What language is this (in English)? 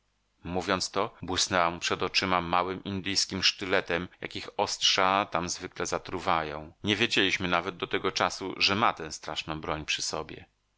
Polish